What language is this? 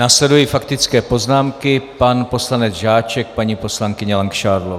Czech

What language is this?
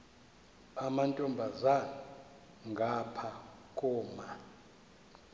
Xhosa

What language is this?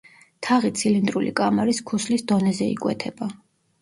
Georgian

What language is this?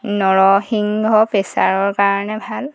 Assamese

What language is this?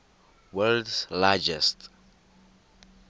Tswana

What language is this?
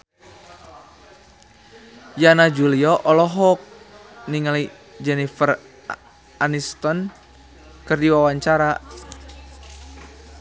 Sundanese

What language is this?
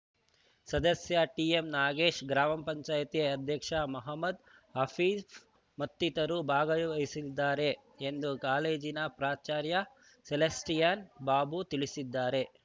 Kannada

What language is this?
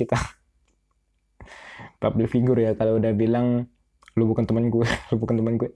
Indonesian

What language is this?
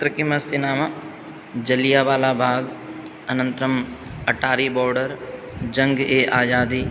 Sanskrit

